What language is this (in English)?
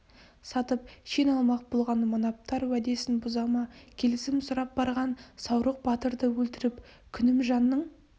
Kazakh